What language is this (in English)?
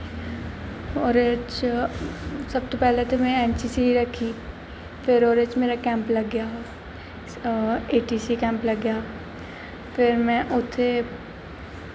Dogri